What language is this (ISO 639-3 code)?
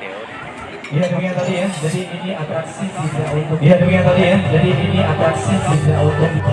ind